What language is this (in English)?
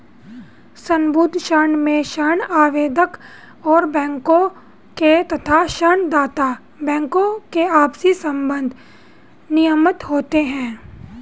Hindi